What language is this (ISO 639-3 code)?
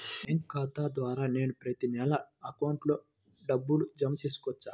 tel